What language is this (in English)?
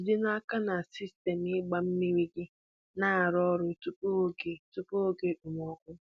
Igbo